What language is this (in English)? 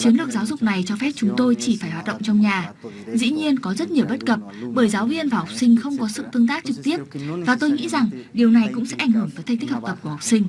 Vietnamese